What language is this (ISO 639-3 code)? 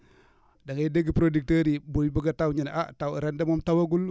wol